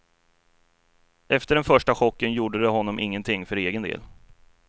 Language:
Swedish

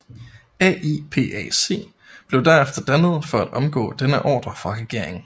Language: Danish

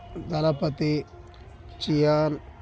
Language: Telugu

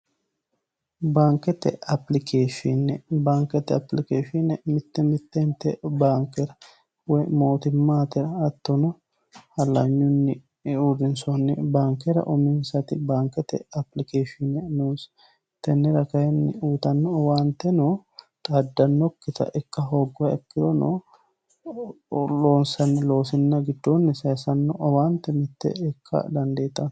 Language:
Sidamo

